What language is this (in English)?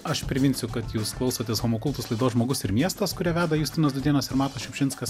Lithuanian